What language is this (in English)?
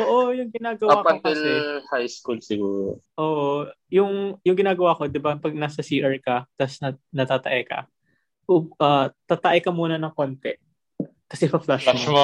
Filipino